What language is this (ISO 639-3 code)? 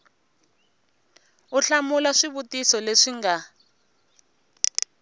tso